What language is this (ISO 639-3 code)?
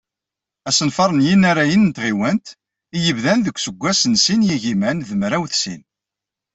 kab